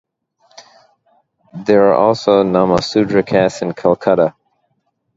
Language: English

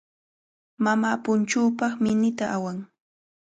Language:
Cajatambo North Lima Quechua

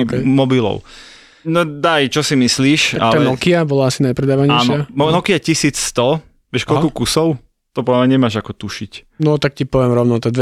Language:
Slovak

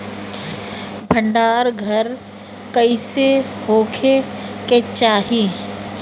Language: Bhojpuri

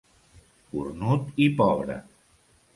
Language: Catalan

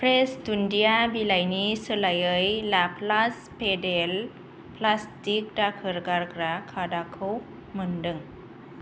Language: Bodo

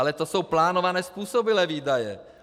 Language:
Czech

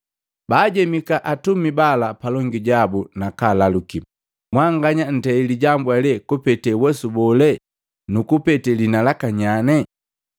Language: Matengo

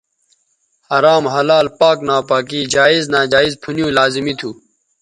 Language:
Bateri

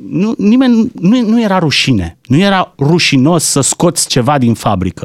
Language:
Romanian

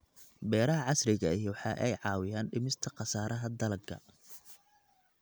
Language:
Somali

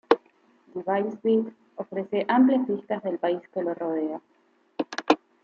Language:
Spanish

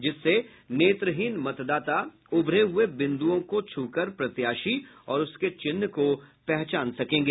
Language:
Hindi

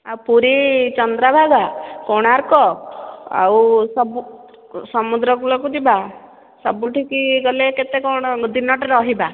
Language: Odia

